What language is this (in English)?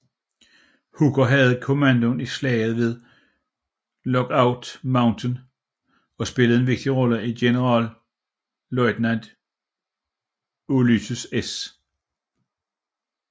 Danish